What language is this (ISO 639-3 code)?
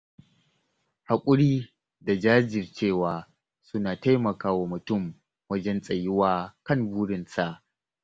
hau